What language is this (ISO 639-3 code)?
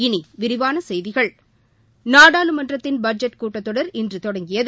tam